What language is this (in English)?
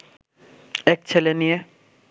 Bangla